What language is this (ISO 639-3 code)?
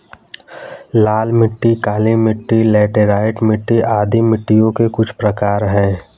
hin